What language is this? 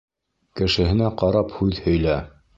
Bashkir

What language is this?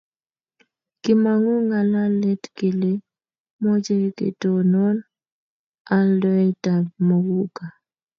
Kalenjin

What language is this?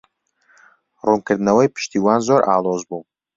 Central Kurdish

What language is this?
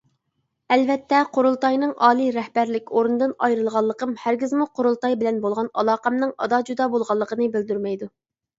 Uyghur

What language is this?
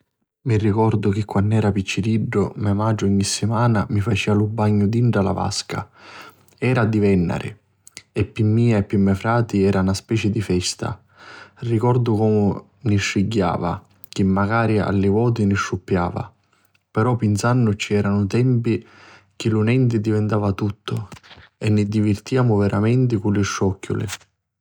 Sicilian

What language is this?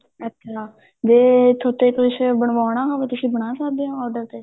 Punjabi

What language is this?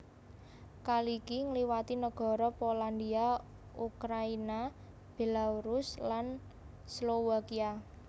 Javanese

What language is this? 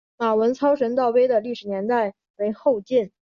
Chinese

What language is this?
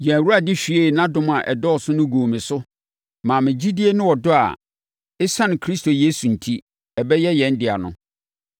Akan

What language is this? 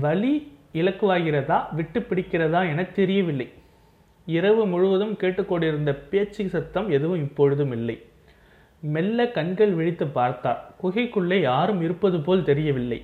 Tamil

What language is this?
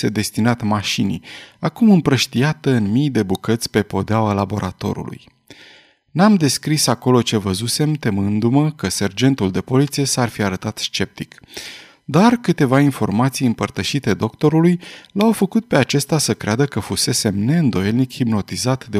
Romanian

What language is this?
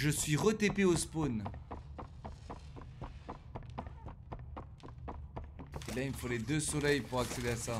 French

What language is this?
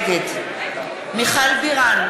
Hebrew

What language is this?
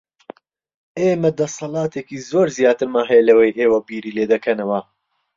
Central Kurdish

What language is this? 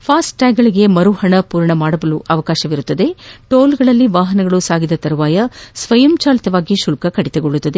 Kannada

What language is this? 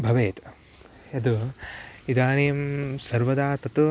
Sanskrit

